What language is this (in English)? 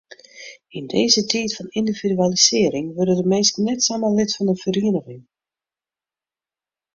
Western Frisian